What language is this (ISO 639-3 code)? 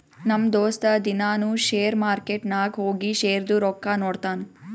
kan